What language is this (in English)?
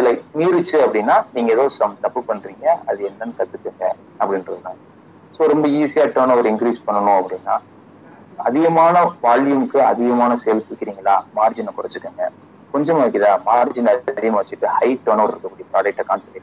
Tamil